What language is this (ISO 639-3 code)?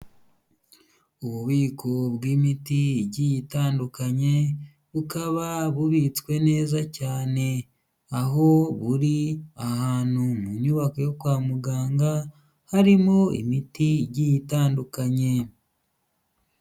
kin